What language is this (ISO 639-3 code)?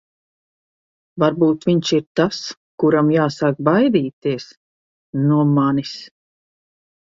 lav